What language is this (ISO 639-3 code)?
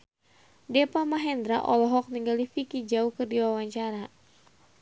sun